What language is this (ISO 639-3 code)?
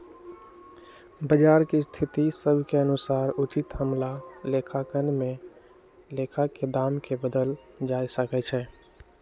mag